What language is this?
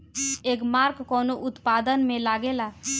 Bhojpuri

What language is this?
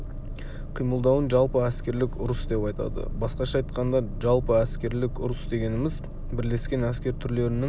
Kazakh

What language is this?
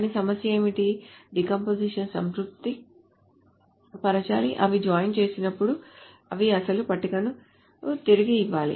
Telugu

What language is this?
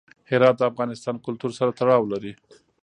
Pashto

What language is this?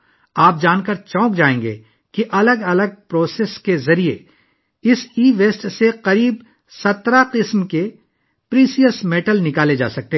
Urdu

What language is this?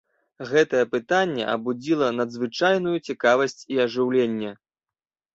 Belarusian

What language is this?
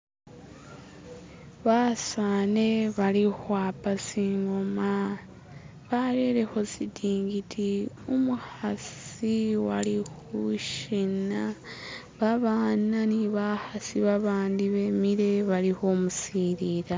Masaaba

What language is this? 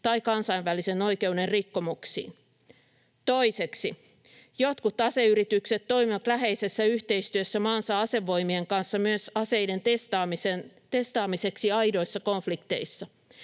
Finnish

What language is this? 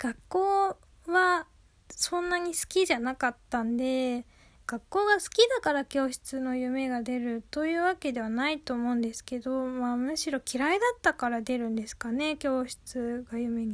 Japanese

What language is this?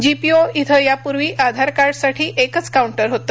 Marathi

